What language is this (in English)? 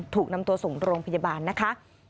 Thai